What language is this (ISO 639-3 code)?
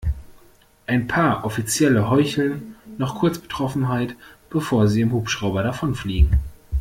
deu